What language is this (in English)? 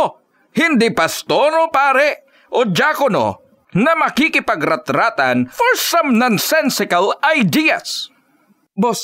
Filipino